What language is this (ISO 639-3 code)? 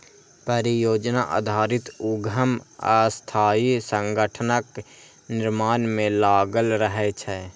mai